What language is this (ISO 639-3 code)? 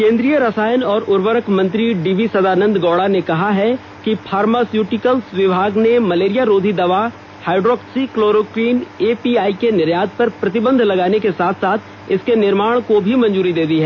hin